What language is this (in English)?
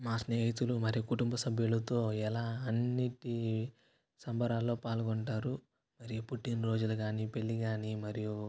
Telugu